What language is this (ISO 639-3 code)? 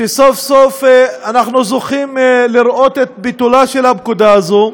heb